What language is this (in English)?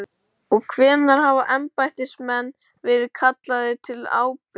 Icelandic